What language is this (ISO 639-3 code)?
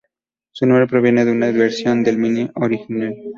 spa